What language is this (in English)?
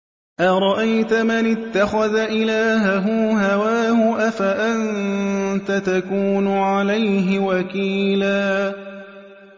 Arabic